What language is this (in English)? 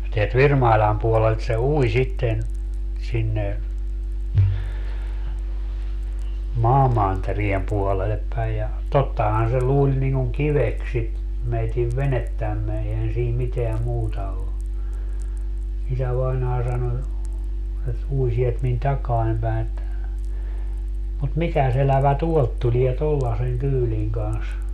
Finnish